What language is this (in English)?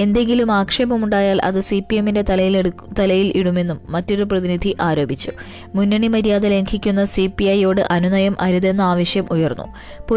Malayalam